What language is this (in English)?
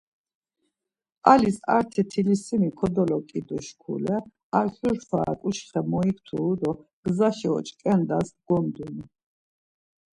Laz